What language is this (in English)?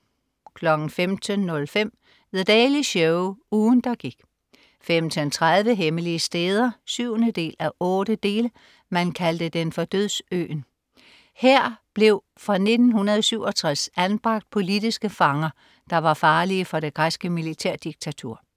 Danish